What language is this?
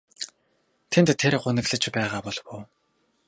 Mongolian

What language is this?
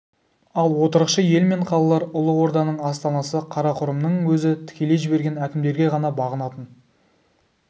Kazakh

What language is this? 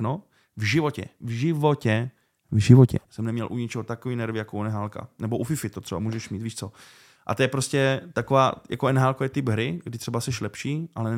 Czech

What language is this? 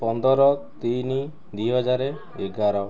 Odia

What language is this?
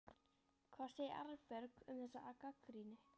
Icelandic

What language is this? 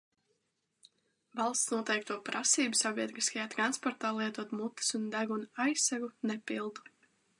Latvian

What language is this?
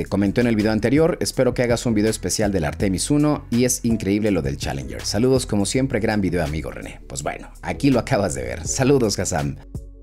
Spanish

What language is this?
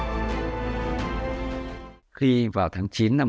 Vietnamese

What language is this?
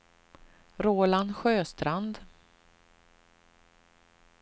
Swedish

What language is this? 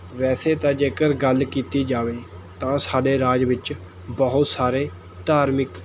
Punjabi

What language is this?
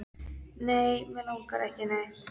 Icelandic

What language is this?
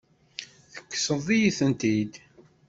Kabyle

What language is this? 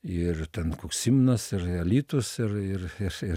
Lithuanian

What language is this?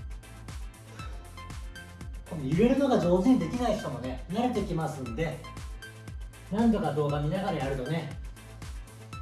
Japanese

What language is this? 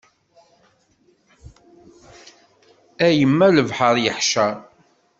Kabyle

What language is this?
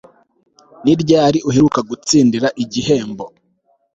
Kinyarwanda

